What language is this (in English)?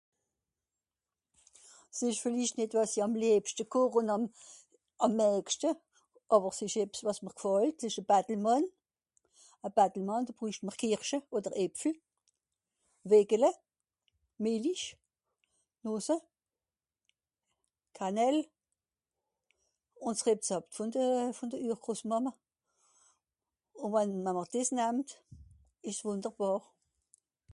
Swiss German